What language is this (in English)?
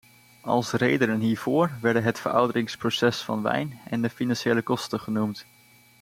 Dutch